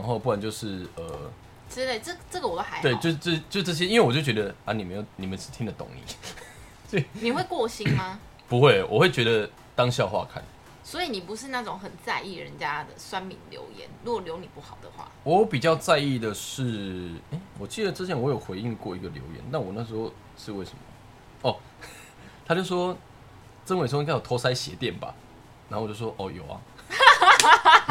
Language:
Chinese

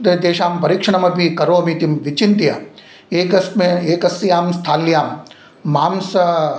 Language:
Sanskrit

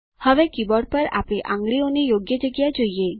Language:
Gujarati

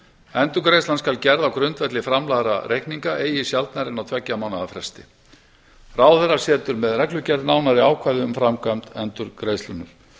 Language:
Icelandic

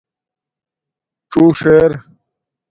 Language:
Domaaki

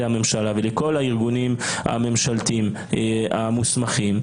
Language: Hebrew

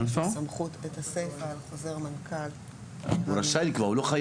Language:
Hebrew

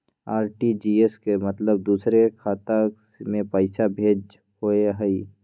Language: Magahi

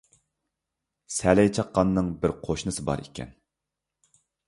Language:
Uyghur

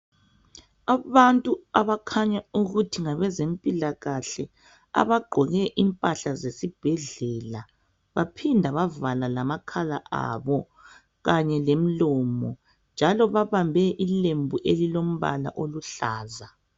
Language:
North Ndebele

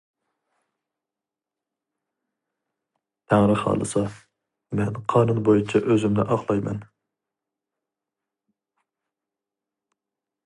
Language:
Uyghur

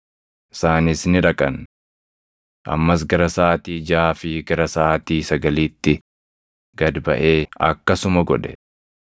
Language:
Oromo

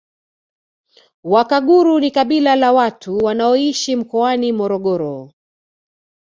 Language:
Swahili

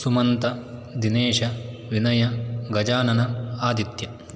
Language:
Sanskrit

